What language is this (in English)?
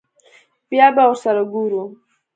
Pashto